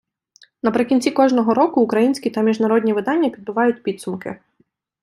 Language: Ukrainian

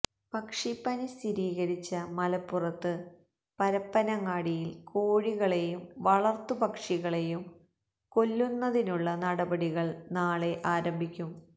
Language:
Malayalam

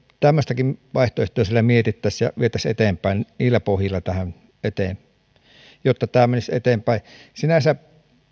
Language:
Finnish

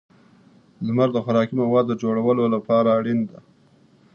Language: Pashto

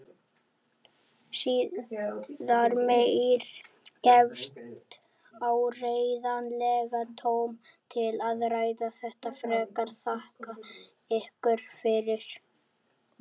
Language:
Icelandic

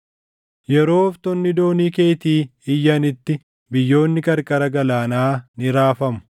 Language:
Oromo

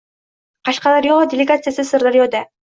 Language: Uzbek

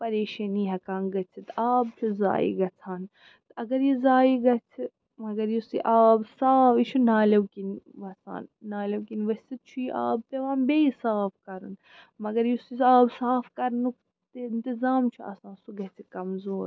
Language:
Kashmiri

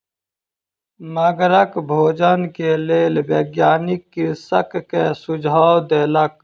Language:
Maithili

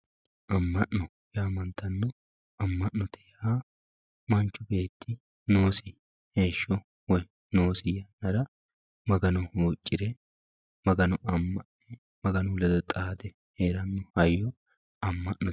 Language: Sidamo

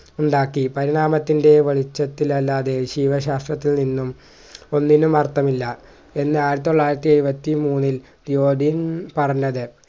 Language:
Malayalam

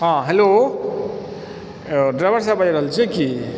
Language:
Maithili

